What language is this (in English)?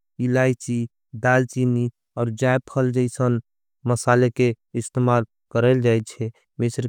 Angika